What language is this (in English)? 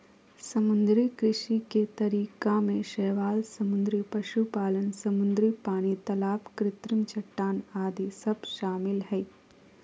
Magahi